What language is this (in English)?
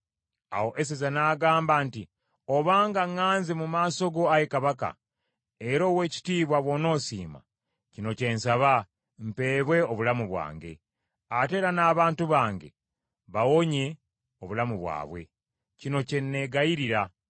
Ganda